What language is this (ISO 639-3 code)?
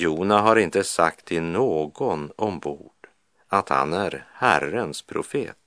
swe